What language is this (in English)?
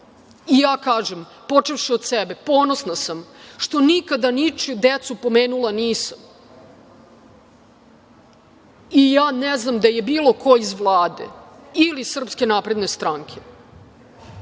Serbian